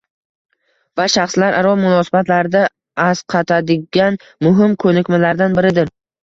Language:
Uzbek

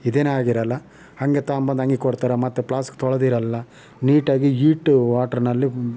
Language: Kannada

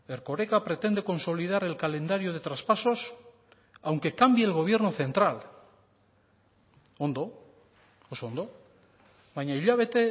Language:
Spanish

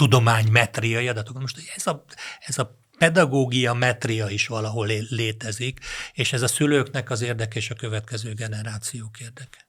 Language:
Hungarian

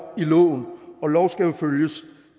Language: Danish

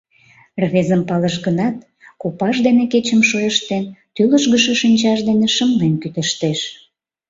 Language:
Mari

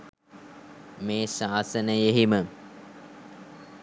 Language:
Sinhala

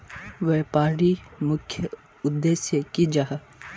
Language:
Magahi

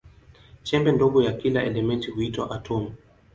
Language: Swahili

